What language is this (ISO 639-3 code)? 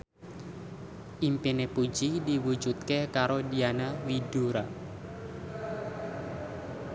jav